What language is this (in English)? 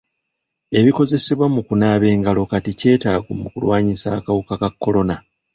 Ganda